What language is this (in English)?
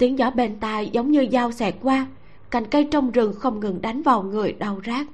Vietnamese